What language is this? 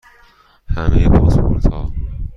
Persian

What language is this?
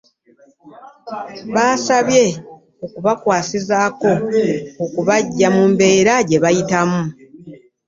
Ganda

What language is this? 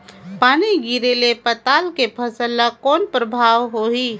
Chhattisgarhi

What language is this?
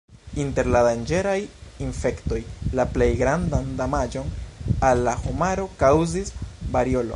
Esperanto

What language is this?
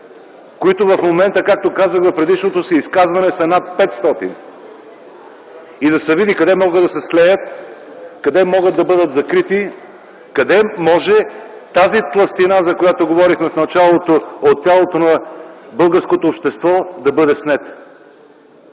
Bulgarian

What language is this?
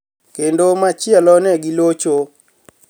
Luo (Kenya and Tanzania)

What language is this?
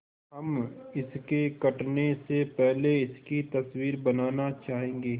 Hindi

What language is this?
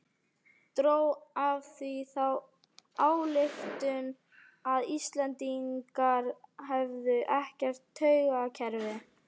Icelandic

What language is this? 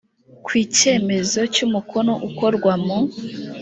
Kinyarwanda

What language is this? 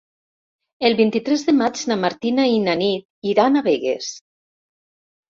Catalan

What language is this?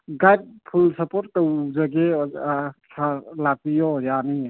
Manipuri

